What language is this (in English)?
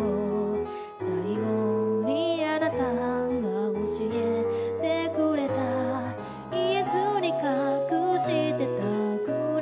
Japanese